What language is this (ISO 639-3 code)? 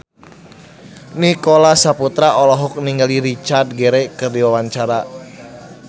sun